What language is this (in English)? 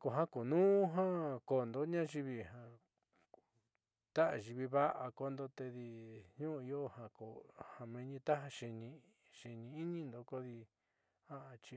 Southeastern Nochixtlán Mixtec